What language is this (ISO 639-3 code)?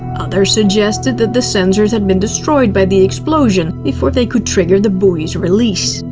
eng